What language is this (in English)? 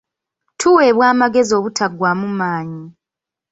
Ganda